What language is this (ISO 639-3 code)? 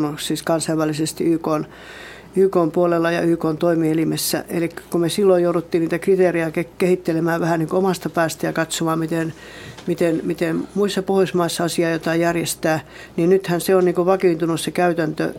fin